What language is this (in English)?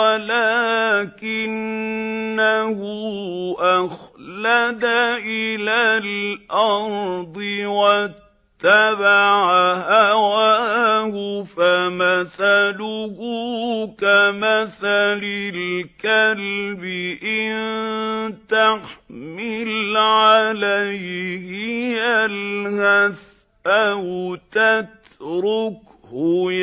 Arabic